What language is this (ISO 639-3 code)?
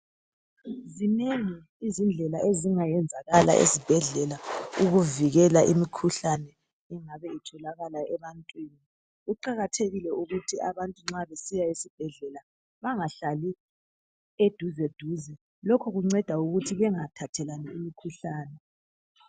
nde